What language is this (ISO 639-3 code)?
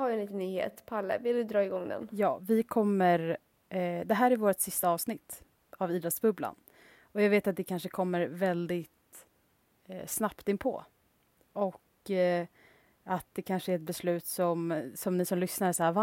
swe